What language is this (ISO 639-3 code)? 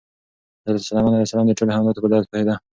pus